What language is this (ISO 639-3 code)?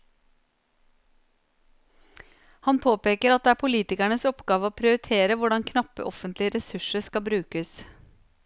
nor